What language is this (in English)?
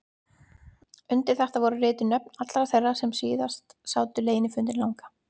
Icelandic